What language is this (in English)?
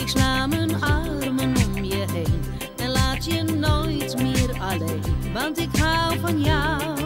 Dutch